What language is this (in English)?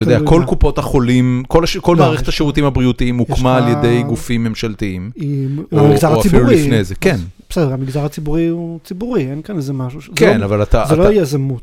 Hebrew